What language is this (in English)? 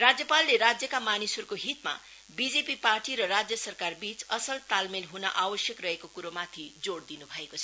Nepali